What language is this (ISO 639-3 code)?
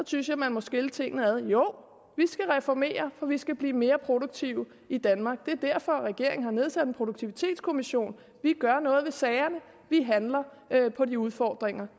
dan